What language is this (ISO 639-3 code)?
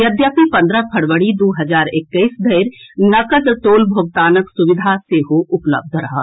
mai